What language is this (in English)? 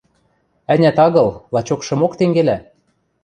Western Mari